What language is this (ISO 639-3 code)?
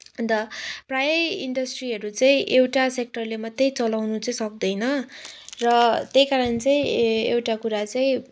nep